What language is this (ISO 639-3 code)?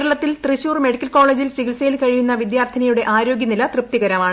mal